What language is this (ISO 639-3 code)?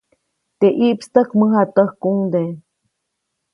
zoc